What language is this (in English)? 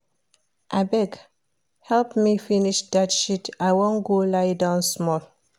Nigerian Pidgin